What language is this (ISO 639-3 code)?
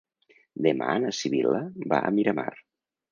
cat